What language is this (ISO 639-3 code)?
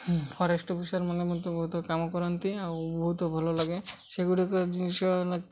ori